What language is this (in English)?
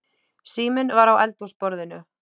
Icelandic